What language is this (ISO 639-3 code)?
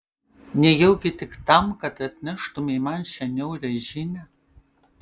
lit